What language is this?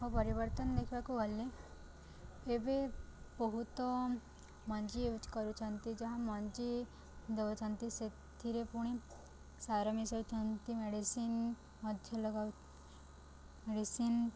Odia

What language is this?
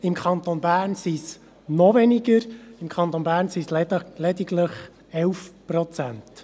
Swiss German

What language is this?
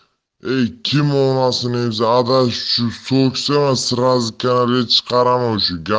Russian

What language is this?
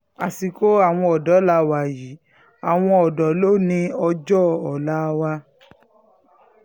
Yoruba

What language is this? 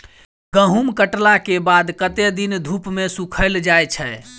Maithili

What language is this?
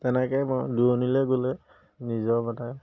Assamese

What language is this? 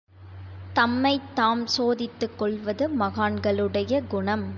Tamil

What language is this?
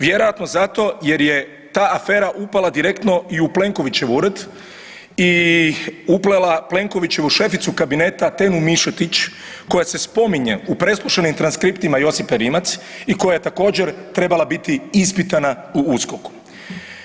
Croatian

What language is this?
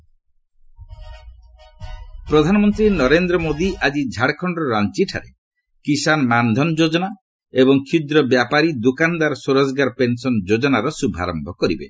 Odia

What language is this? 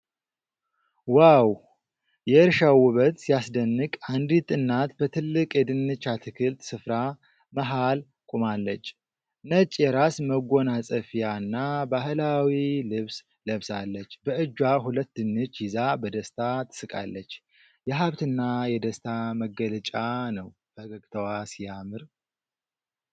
Amharic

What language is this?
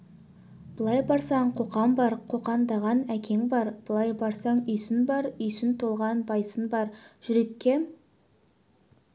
Kazakh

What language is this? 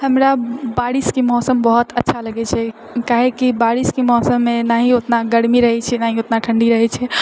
Maithili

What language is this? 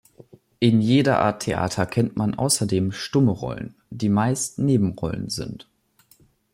German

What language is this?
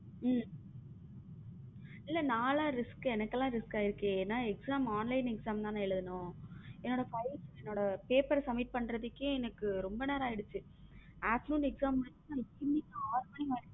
Tamil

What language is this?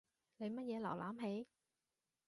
Cantonese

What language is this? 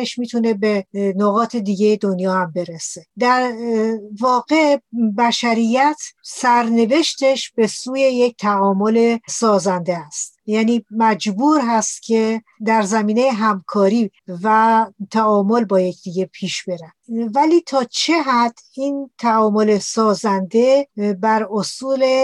Persian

